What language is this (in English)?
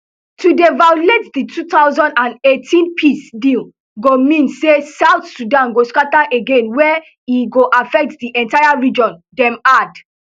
Nigerian Pidgin